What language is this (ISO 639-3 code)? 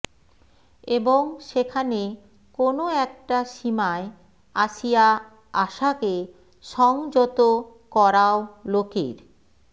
ben